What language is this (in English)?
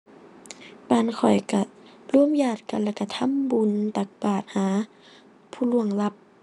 Thai